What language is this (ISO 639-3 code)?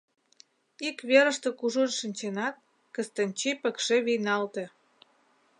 chm